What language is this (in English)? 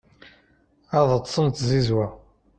Kabyle